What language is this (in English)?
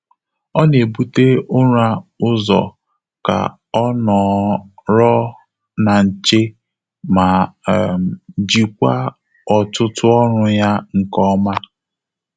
Igbo